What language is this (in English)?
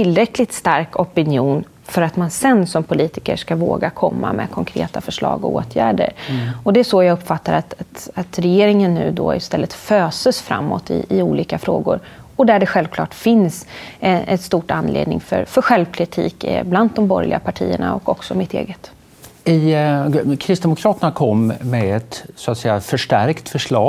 Swedish